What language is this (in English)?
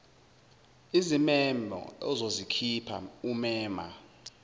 Zulu